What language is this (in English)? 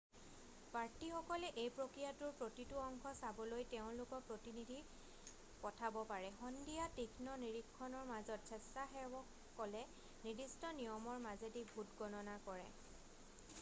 Assamese